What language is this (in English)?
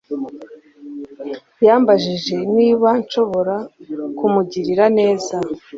Kinyarwanda